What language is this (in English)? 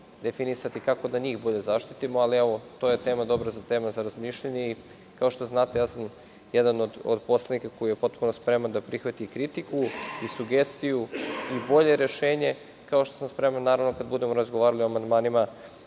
Serbian